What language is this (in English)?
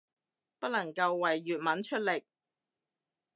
Cantonese